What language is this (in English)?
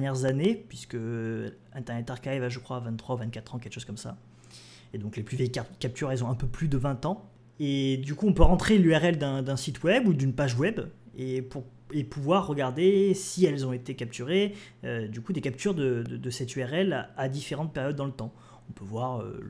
French